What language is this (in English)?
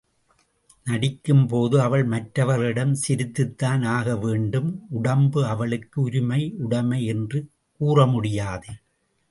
Tamil